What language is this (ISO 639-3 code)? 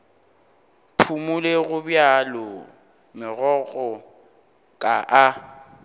nso